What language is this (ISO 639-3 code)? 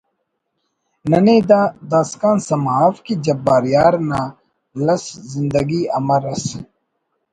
brh